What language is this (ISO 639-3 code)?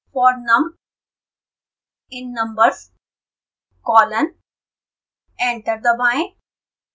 hin